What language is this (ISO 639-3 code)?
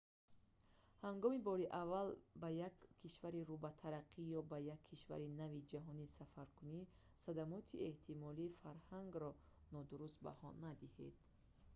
tgk